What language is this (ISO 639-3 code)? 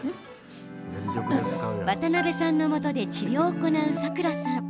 jpn